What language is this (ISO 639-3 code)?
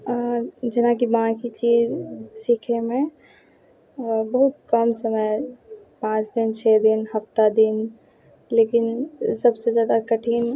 mai